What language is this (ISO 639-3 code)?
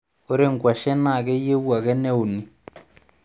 mas